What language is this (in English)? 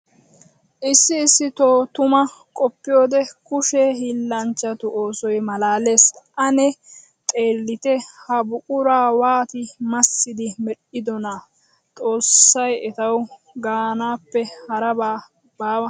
Wolaytta